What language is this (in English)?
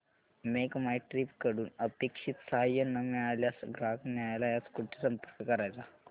Marathi